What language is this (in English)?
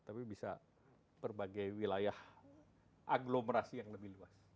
Indonesian